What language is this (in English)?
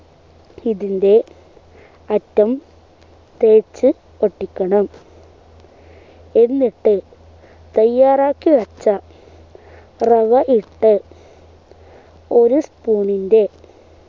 Malayalam